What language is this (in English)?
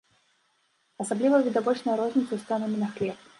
Belarusian